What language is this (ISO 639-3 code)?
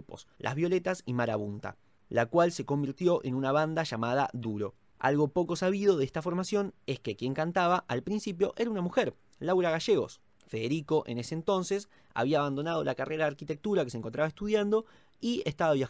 spa